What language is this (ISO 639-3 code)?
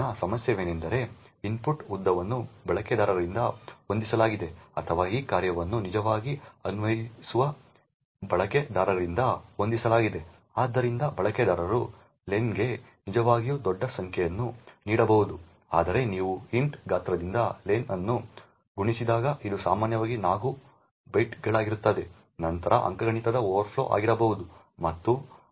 kan